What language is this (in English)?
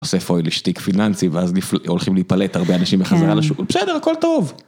Hebrew